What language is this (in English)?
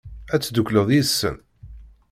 Kabyle